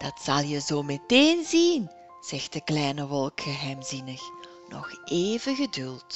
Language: Dutch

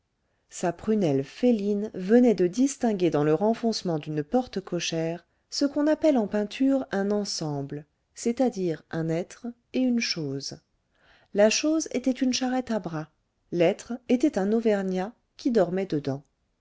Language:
French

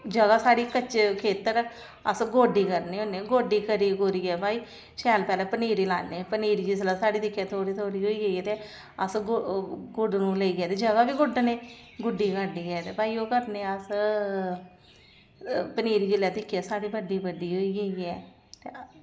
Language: Dogri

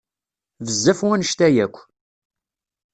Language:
Kabyle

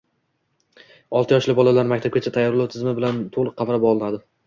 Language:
Uzbek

